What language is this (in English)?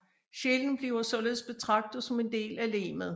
Danish